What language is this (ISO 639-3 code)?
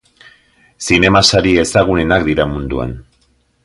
eus